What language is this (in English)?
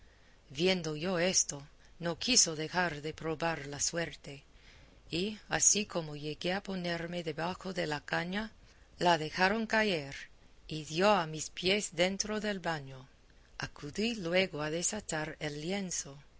Spanish